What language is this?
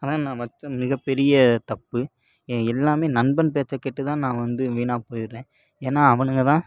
Tamil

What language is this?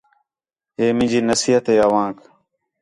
Khetrani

